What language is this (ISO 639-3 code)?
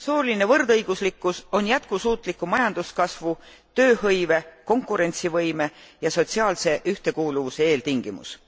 est